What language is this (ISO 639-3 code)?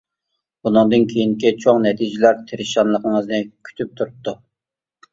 uig